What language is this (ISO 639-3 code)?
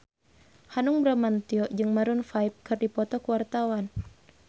sun